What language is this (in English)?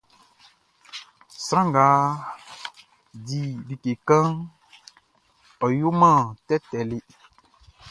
Baoulé